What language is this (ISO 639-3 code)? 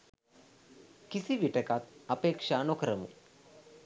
sin